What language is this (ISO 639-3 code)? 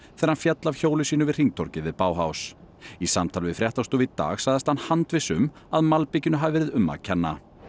isl